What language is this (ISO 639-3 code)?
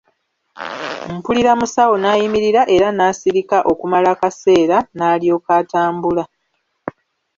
lug